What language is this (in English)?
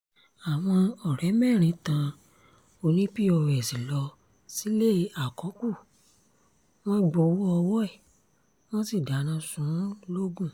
Yoruba